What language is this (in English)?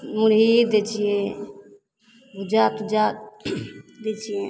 Maithili